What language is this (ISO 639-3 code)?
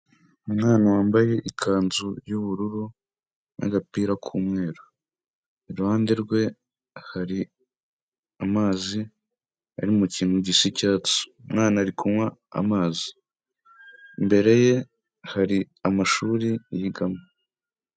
kin